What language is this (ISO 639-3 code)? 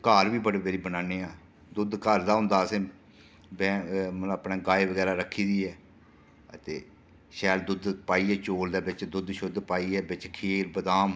doi